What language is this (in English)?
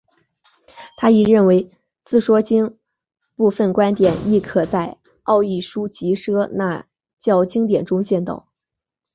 Chinese